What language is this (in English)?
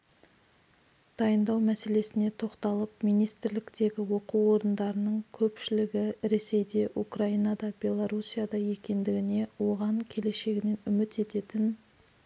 Kazakh